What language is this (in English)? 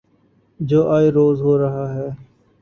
Urdu